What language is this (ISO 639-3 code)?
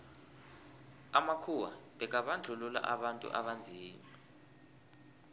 nbl